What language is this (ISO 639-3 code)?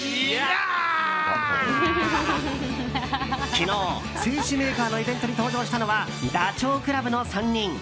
jpn